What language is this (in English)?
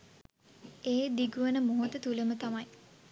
Sinhala